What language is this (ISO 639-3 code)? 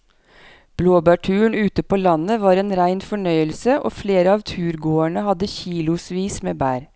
nor